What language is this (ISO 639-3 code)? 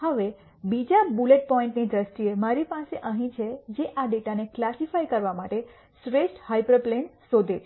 guj